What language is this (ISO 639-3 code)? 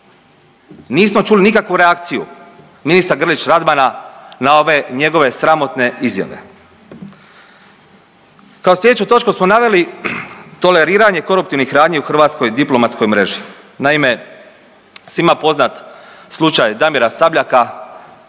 hrv